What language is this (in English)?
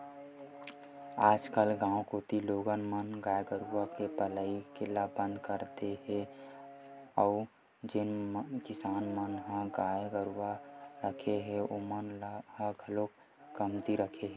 Chhattisgarhi